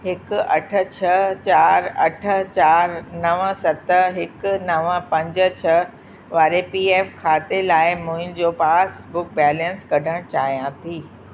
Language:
Sindhi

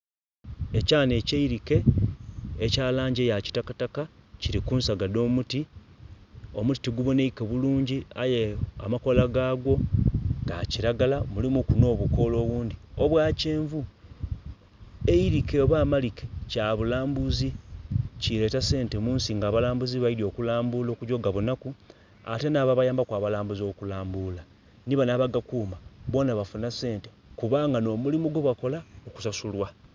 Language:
Soga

